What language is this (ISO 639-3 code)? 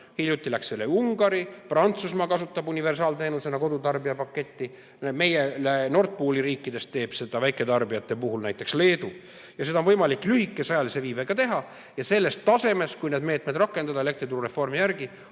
est